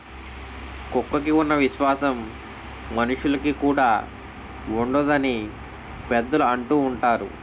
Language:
Telugu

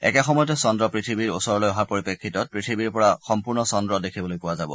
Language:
Assamese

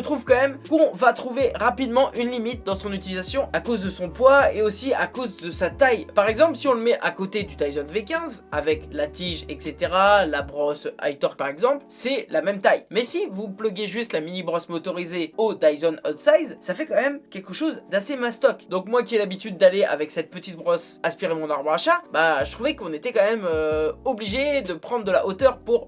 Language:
French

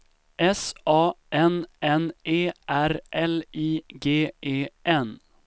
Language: Swedish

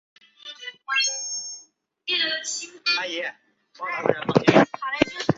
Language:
Chinese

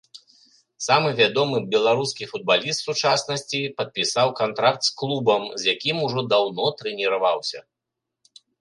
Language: Belarusian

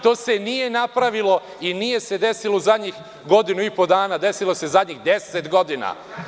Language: Serbian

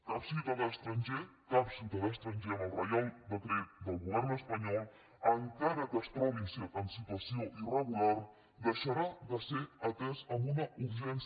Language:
Catalan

